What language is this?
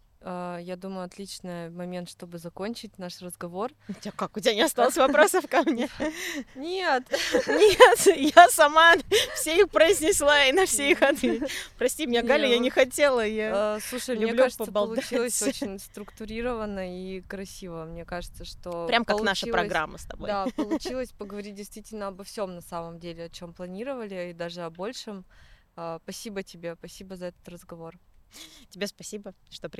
Russian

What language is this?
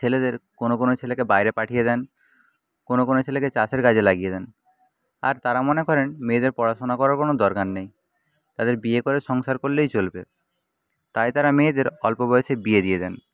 Bangla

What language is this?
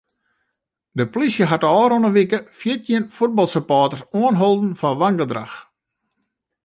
Western Frisian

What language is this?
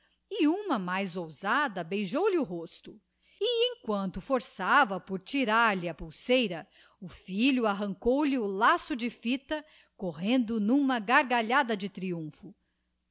Portuguese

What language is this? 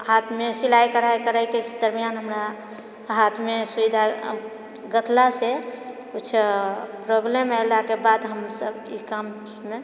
Maithili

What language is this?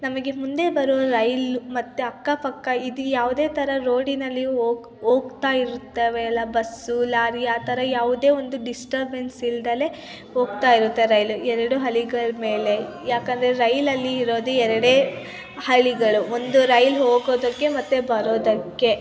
Kannada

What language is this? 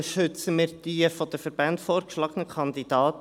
Swiss German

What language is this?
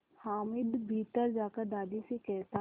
Hindi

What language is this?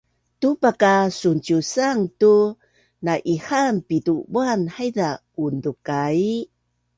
Bunun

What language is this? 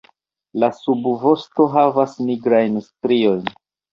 Esperanto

